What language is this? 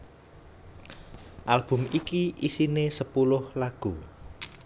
Javanese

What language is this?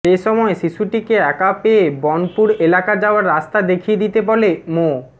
Bangla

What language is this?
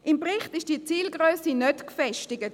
Swiss German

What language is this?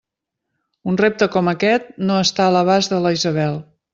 Catalan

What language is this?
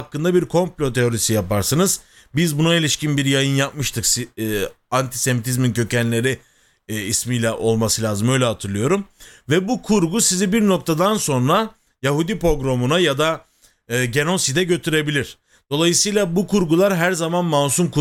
Turkish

